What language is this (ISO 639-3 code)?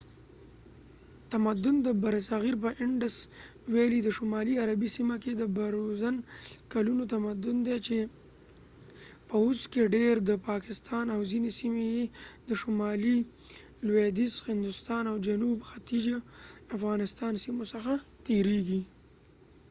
pus